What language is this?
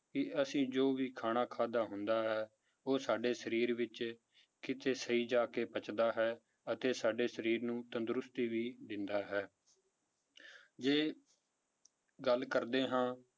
Punjabi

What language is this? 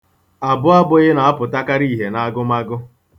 Igbo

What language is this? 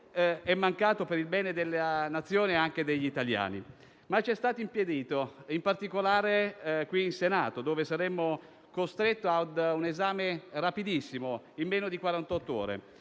Italian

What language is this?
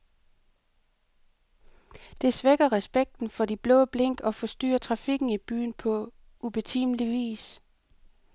Danish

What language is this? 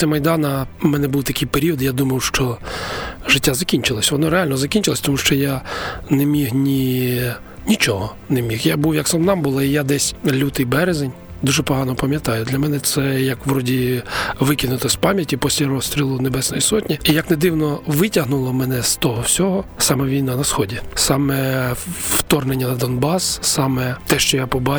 Ukrainian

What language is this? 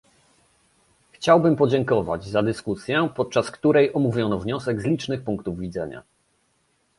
Polish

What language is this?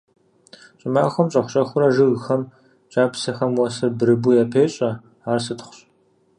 Kabardian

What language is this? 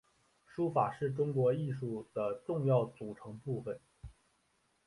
Chinese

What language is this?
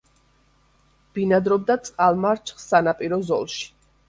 Georgian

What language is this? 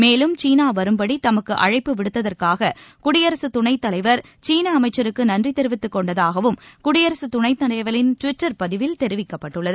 Tamil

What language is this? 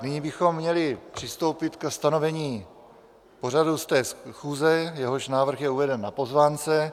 Czech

